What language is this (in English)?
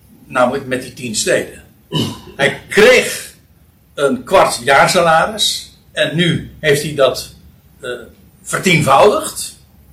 Dutch